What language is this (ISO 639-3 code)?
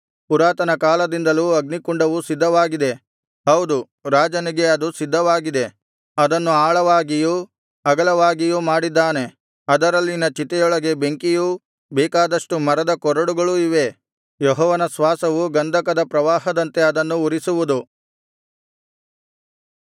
kan